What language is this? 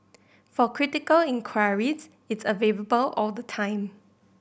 English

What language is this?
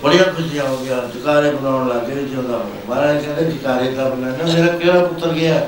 Punjabi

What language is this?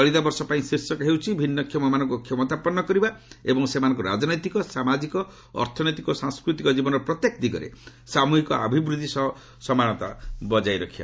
Odia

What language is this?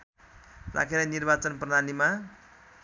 Nepali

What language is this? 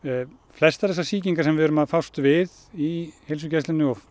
Icelandic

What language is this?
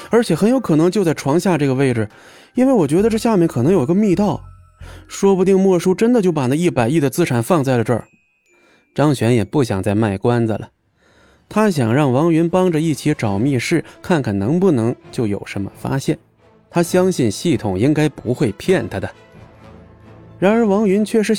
Chinese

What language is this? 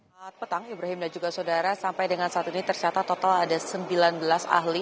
Indonesian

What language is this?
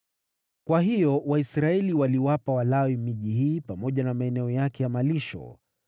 Swahili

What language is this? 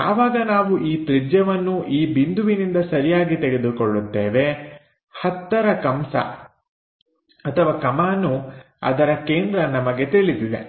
Kannada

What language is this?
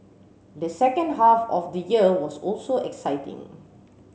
English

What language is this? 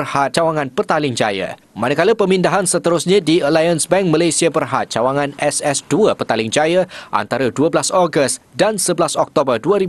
Malay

